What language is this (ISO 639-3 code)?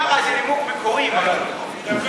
heb